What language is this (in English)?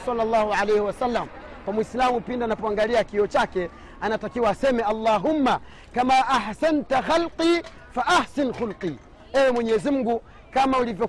Swahili